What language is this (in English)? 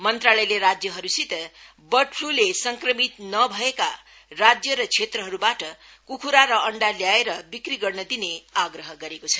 Nepali